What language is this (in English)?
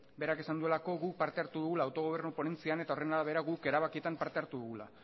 Basque